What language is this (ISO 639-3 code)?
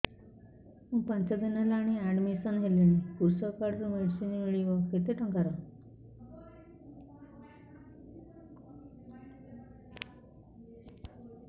ori